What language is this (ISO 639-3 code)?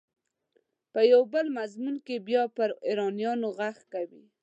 pus